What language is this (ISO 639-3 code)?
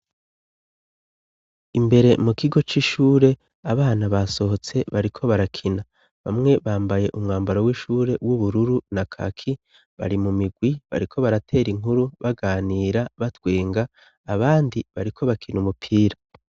run